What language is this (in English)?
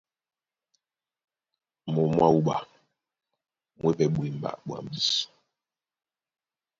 Duala